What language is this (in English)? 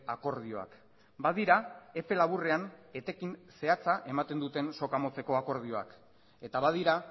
Basque